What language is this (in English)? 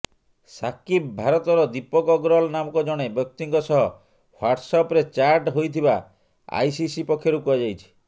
Odia